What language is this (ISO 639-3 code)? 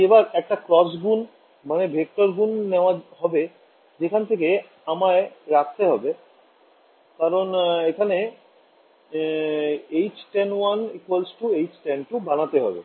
ben